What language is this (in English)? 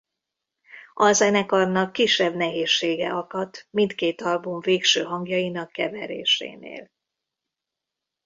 Hungarian